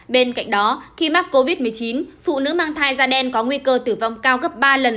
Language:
Vietnamese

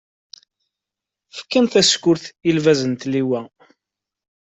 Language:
Kabyle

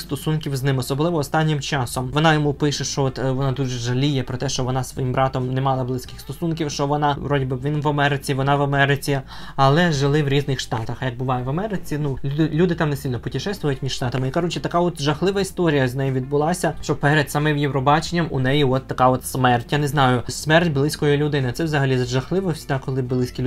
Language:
Ukrainian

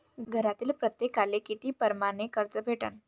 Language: Marathi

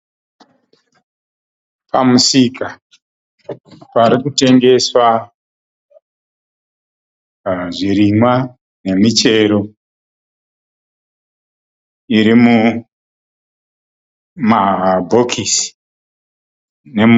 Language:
Shona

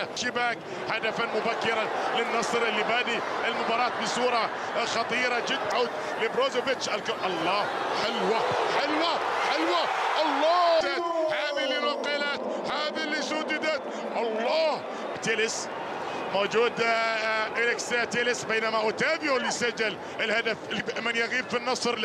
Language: Arabic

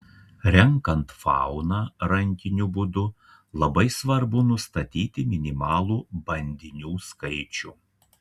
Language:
Lithuanian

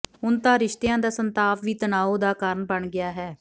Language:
Punjabi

